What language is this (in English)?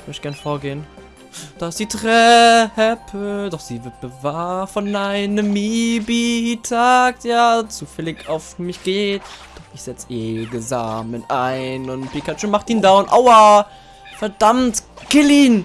German